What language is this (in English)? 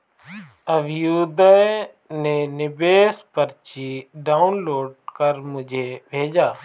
Hindi